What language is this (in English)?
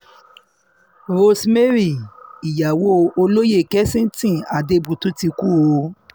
Yoruba